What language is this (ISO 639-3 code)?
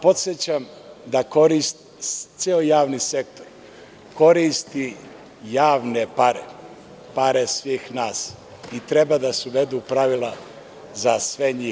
srp